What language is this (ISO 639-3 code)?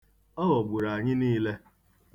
ibo